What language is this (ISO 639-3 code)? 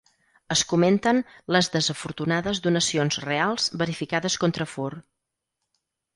cat